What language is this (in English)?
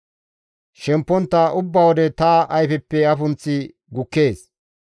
Gamo